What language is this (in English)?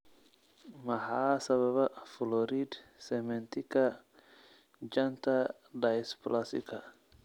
Somali